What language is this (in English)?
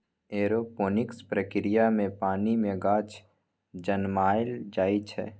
Maithili